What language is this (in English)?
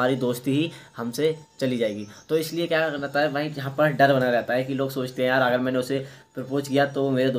Hindi